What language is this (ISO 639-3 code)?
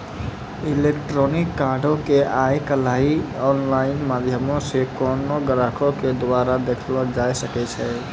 mai